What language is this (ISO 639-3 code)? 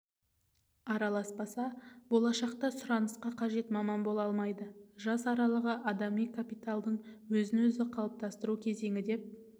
kaz